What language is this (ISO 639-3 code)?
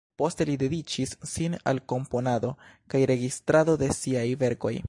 epo